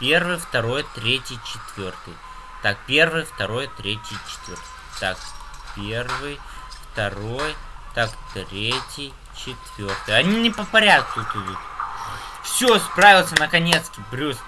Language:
Russian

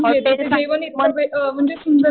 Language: Marathi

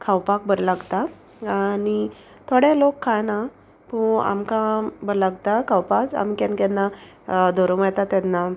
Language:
Konkani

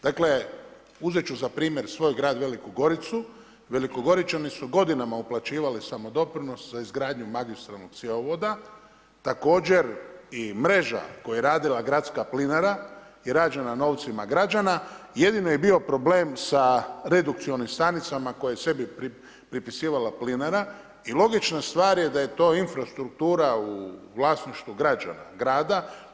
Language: Croatian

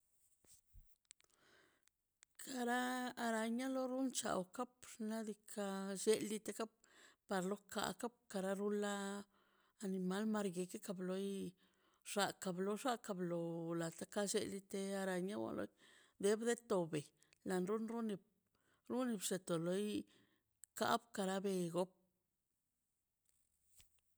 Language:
Mazaltepec Zapotec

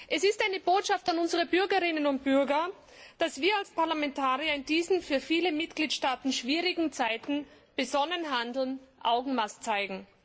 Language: German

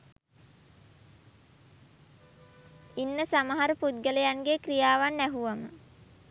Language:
Sinhala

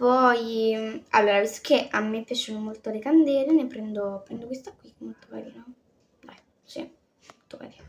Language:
Italian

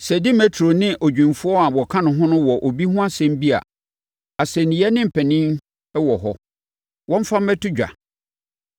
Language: Akan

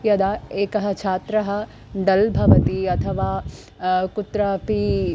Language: Sanskrit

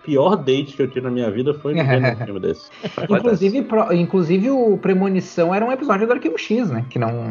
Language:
Portuguese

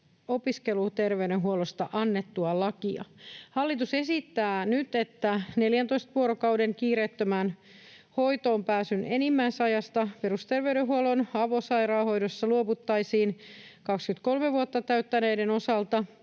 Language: Finnish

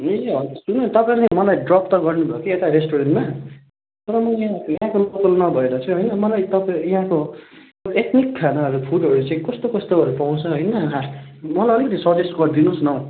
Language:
Nepali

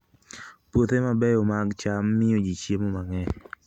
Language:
Luo (Kenya and Tanzania)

